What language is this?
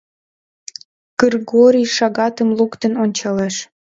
Mari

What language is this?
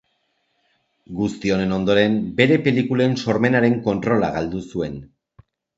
Basque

